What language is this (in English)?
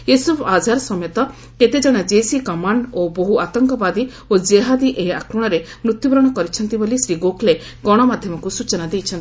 Odia